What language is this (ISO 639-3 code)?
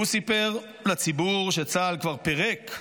heb